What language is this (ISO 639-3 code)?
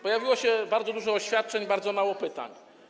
pol